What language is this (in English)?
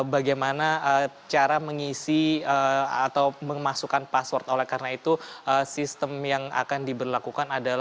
Indonesian